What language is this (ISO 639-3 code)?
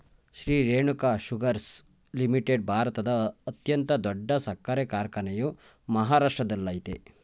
kan